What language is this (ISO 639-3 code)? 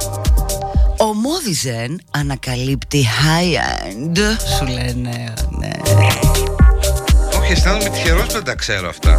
ell